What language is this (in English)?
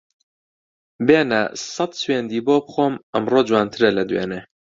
Central Kurdish